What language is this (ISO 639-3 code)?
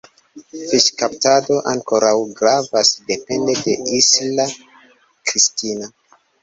epo